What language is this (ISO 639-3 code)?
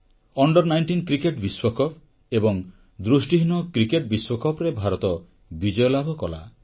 ori